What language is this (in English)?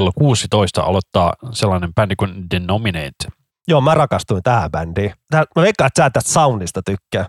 Finnish